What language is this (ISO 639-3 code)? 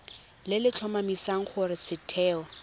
tsn